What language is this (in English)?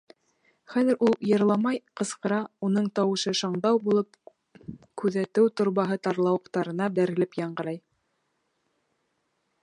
Bashkir